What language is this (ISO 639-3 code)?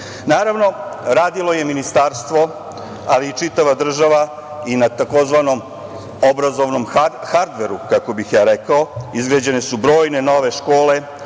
srp